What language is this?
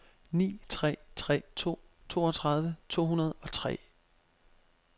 Danish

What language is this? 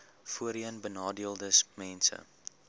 Afrikaans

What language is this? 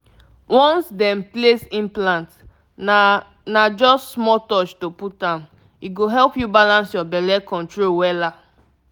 Nigerian Pidgin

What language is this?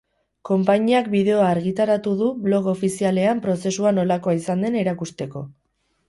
Basque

